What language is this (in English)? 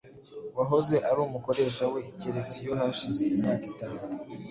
Kinyarwanda